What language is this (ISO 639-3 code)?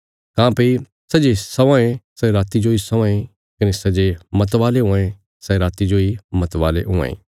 kfs